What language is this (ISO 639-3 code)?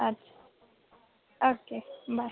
doi